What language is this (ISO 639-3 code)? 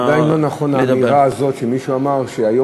heb